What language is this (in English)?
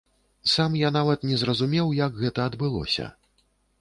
Belarusian